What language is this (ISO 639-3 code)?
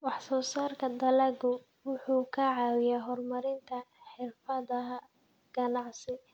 som